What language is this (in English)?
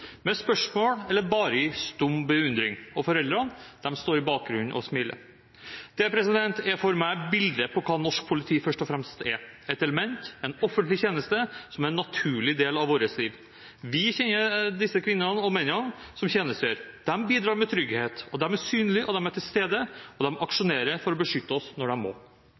Norwegian Bokmål